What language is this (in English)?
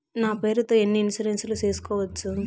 Telugu